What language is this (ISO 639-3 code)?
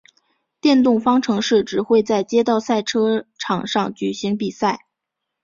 zho